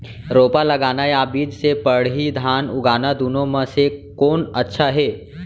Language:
Chhattisgarhi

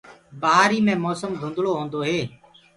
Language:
Gurgula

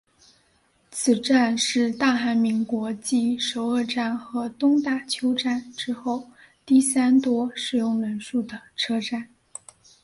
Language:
Chinese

